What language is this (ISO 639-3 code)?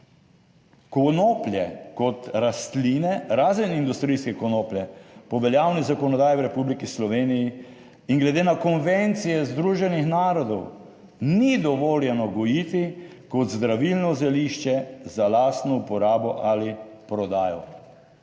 slv